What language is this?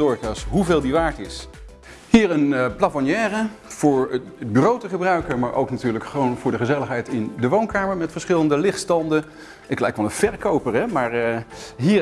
Dutch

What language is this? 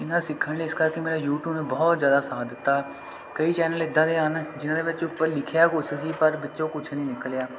Punjabi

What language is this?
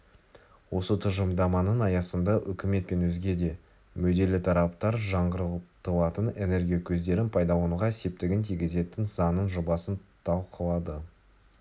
Kazakh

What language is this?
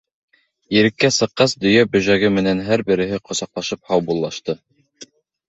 Bashkir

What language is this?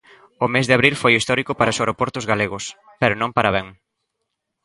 Galician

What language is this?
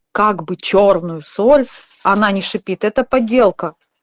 Russian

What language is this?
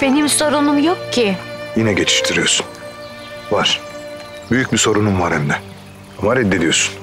Turkish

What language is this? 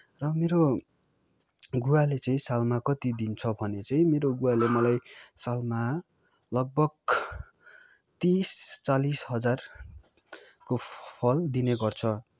Nepali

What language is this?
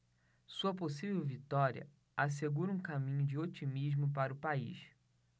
Portuguese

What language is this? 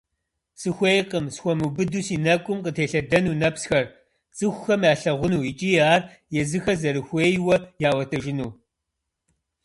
Kabardian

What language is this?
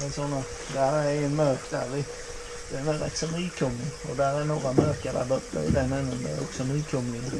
Swedish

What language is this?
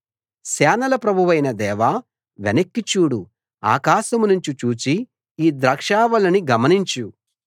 Telugu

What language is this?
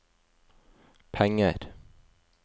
Norwegian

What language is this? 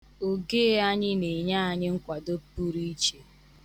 Igbo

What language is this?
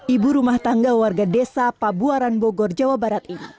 Indonesian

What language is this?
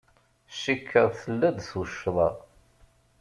Kabyle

